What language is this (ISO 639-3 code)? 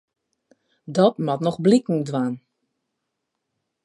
fry